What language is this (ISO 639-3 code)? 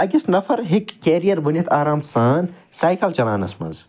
kas